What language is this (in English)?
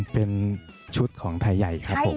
Thai